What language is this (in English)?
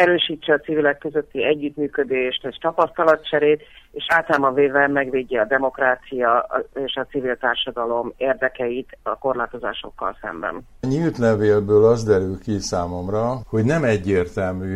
Hungarian